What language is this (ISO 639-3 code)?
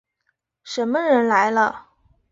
zho